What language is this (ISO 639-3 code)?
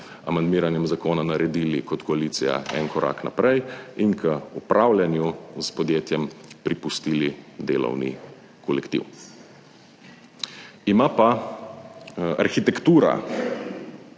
slv